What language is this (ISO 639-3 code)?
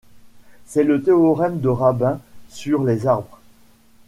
fra